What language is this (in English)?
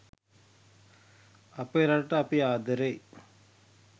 Sinhala